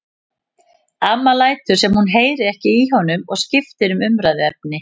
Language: Icelandic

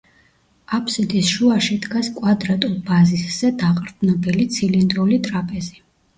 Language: Georgian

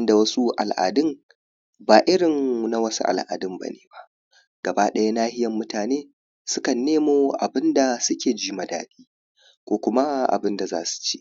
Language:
Hausa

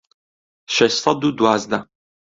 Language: Central Kurdish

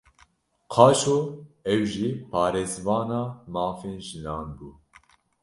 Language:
Kurdish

